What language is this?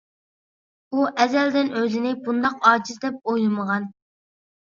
Uyghur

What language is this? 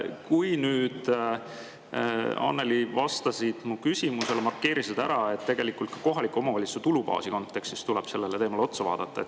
Estonian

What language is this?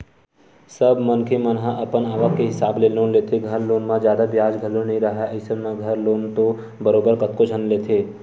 Chhattisgarhi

